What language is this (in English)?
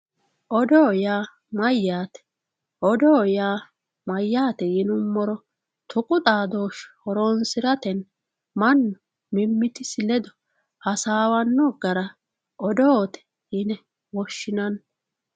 Sidamo